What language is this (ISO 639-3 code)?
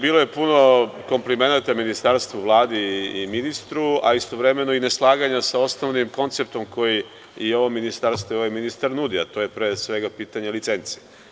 srp